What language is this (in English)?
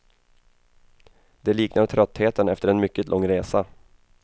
Swedish